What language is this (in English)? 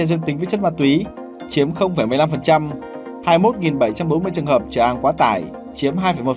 Vietnamese